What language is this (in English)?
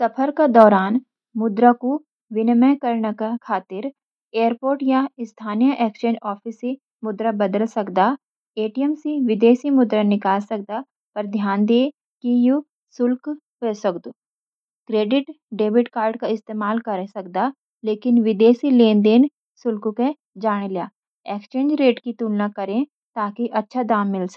Garhwali